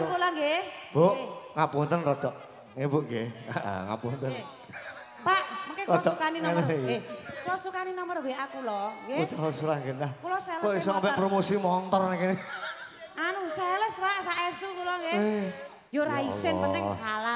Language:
Indonesian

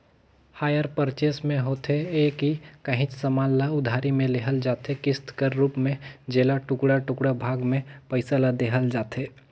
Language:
Chhattisgarhi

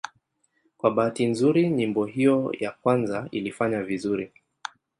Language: Swahili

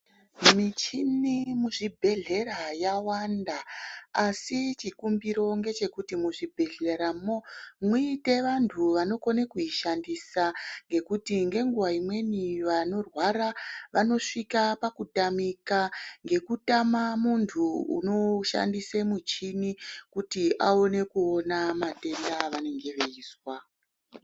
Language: Ndau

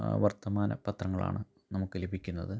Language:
Malayalam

